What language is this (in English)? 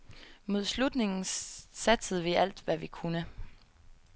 Danish